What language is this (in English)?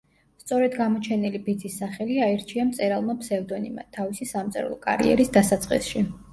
Georgian